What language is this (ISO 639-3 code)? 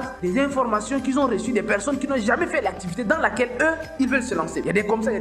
fra